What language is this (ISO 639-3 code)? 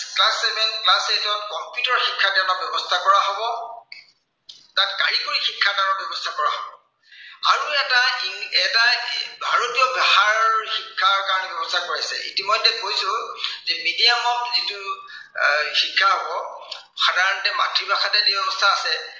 asm